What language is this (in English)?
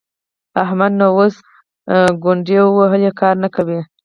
Pashto